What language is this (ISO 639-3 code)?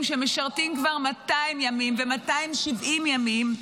heb